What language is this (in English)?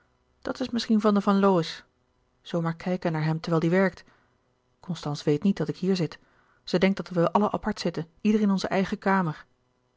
Dutch